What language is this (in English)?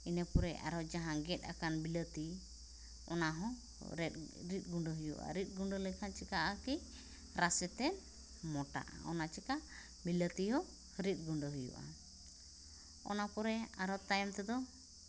Santali